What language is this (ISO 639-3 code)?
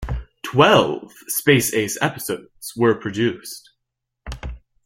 eng